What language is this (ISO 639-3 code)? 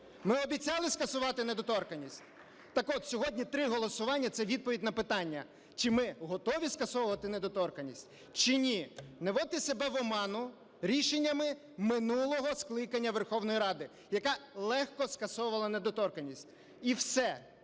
ukr